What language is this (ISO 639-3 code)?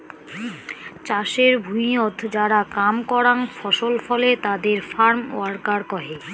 ben